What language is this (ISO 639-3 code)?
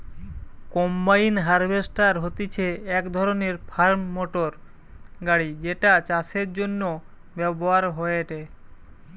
ben